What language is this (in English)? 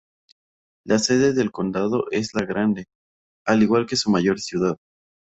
Spanish